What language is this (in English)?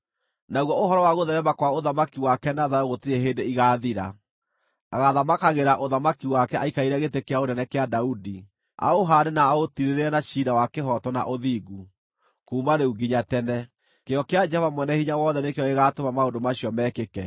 Kikuyu